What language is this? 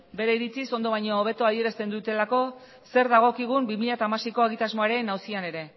Basque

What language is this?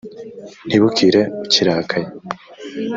Kinyarwanda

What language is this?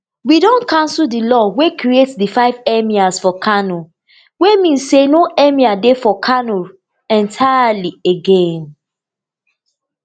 Nigerian Pidgin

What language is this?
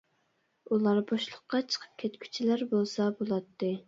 Uyghur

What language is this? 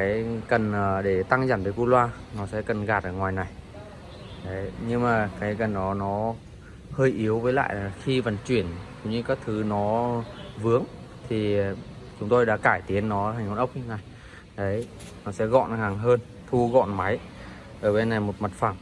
Vietnamese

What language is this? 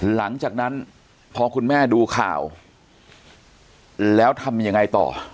Thai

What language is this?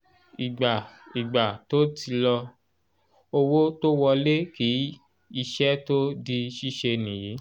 Yoruba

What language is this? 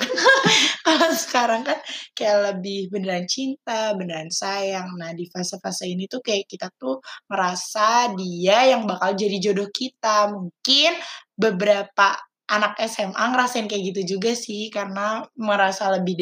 Indonesian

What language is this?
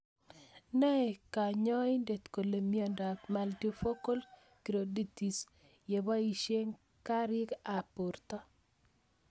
Kalenjin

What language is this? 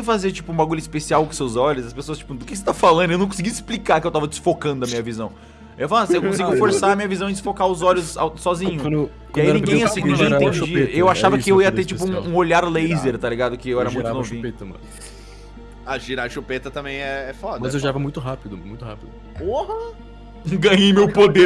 Portuguese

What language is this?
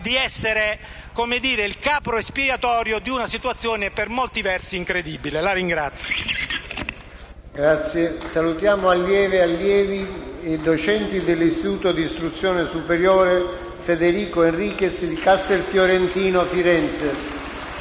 Italian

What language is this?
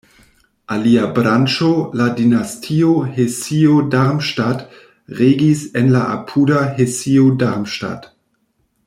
Esperanto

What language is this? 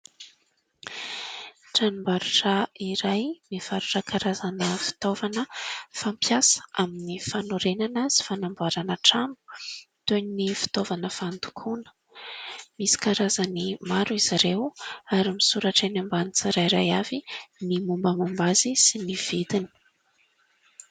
Malagasy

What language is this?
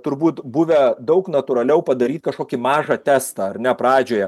Lithuanian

